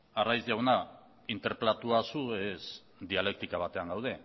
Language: Basque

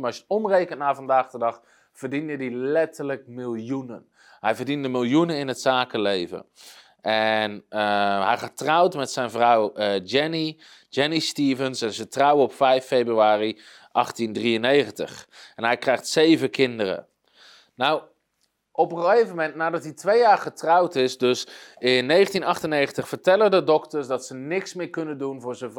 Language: Dutch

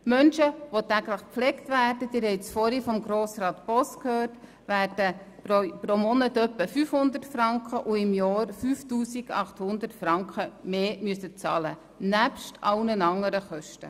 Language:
Swiss German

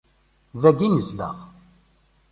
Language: Kabyle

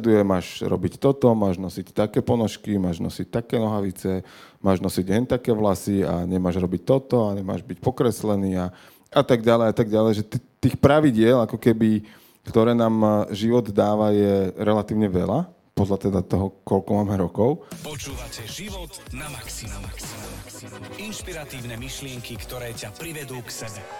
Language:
Slovak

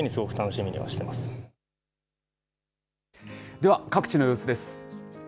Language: Japanese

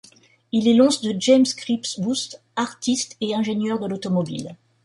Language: French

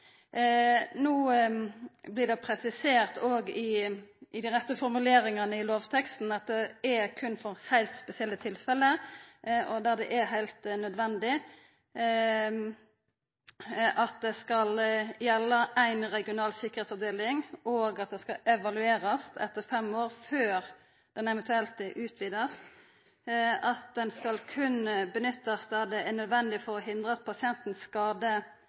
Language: Norwegian Nynorsk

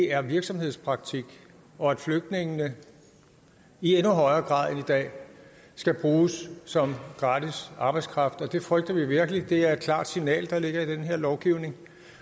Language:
Danish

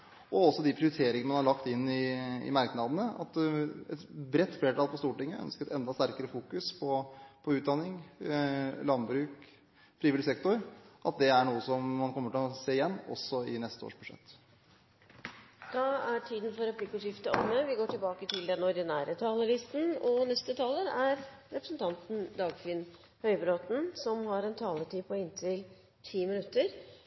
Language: Norwegian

